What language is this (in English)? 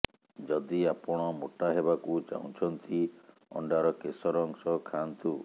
Odia